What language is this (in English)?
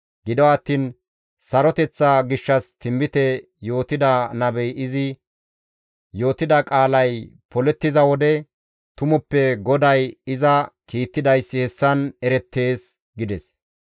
Gamo